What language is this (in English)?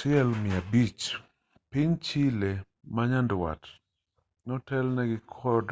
Luo (Kenya and Tanzania)